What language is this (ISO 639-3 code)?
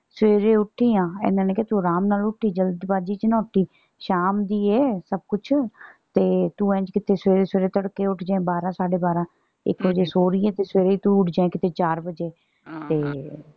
pan